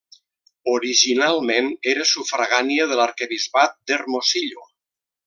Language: Catalan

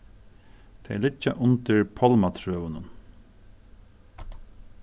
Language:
Faroese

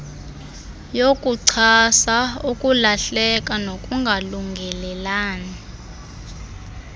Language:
Xhosa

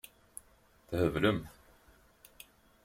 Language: Kabyle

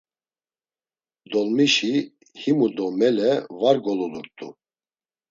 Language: Laz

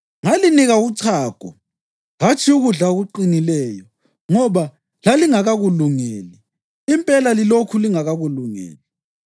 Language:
North Ndebele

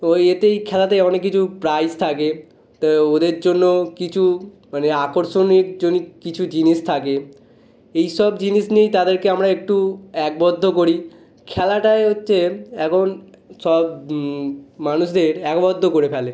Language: Bangla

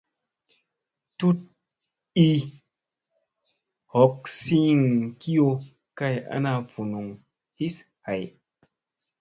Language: Musey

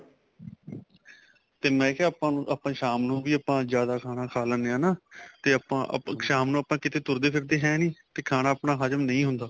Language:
Punjabi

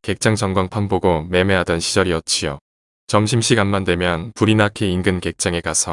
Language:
Korean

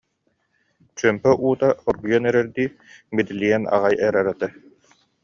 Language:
Yakut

